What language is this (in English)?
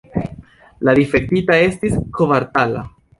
Esperanto